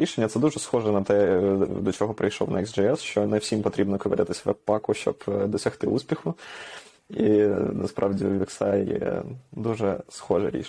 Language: Ukrainian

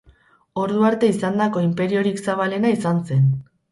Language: Basque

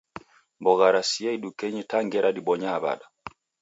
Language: Taita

